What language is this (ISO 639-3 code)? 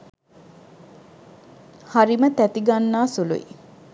sin